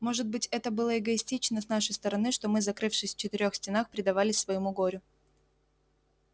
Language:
Russian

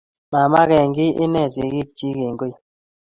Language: Kalenjin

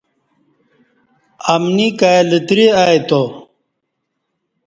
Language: Kati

